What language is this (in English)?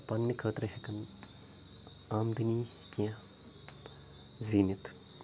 Kashmiri